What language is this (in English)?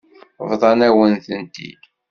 Kabyle